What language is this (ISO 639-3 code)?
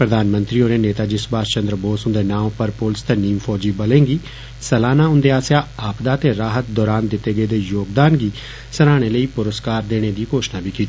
doi